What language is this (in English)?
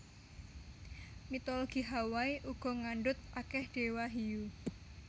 Javanese